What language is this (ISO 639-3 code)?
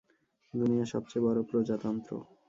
ben